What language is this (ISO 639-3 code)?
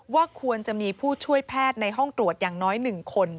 tha